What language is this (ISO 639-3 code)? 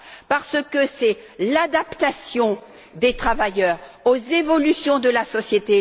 fra